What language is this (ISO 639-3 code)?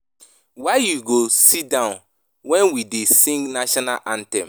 pcm